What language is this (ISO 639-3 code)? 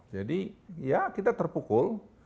ind